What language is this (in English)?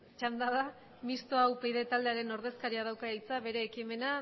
Basque